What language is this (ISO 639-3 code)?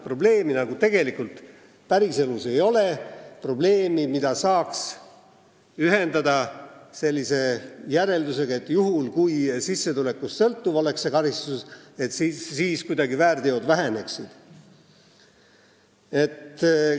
est